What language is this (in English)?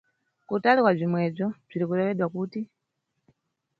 Nyungwe